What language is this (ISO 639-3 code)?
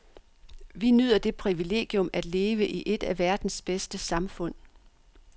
dan